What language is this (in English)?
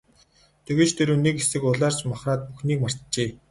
Mongolian